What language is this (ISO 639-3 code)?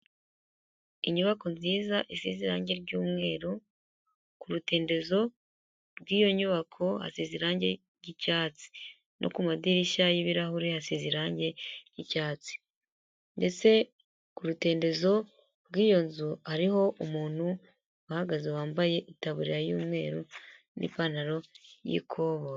kin